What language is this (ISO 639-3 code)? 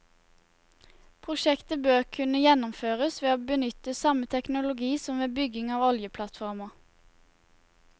nor